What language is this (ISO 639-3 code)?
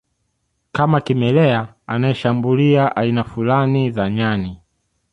swa